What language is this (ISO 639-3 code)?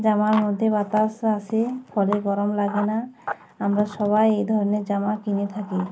ben